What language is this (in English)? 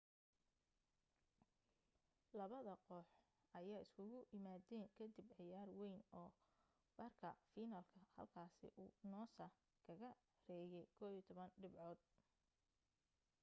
Somali